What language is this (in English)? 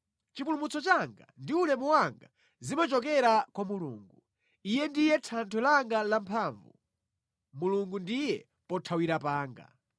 Nyanja